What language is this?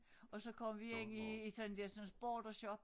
Danish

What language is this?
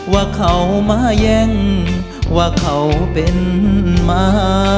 Thai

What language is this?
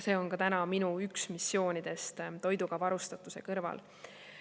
Estonian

